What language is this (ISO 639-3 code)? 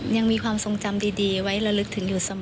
tha